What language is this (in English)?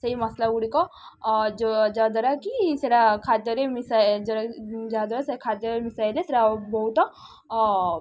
Odia